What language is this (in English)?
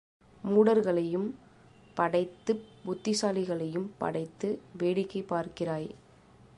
Tamil